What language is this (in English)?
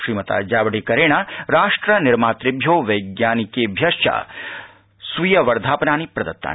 Sanskrit